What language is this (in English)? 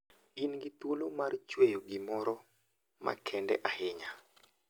Luo (Kenya and Tanzania)